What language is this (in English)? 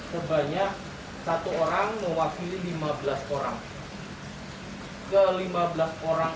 Indonesian